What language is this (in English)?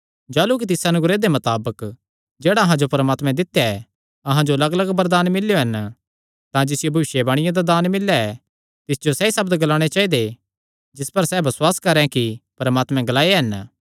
Kangri